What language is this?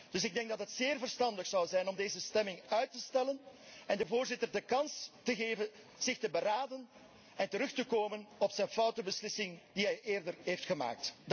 Dutch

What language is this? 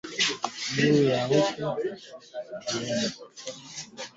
Swahili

